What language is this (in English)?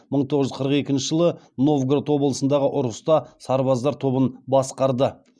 Kazakh